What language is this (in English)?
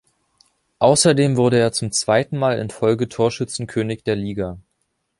German